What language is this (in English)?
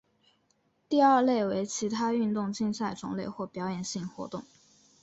Chinese